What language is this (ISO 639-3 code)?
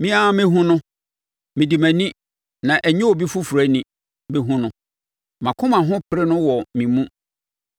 aka